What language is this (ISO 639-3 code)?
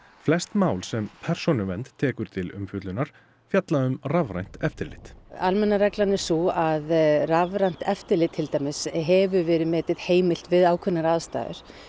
isl